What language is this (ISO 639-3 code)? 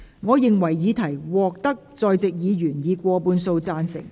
yue